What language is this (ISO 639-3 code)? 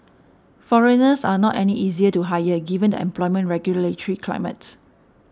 eng